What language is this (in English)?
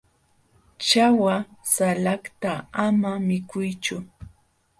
Jauja Wanca Quechua